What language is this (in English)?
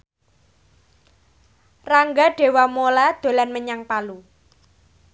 Javanese